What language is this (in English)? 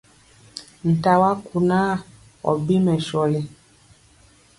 Mpiemo